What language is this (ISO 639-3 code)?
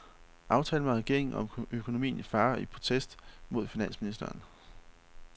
dan